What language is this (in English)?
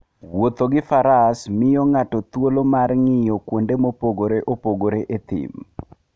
Luo (Kenya and Tanzania)